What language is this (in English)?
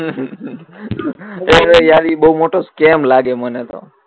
Gujarati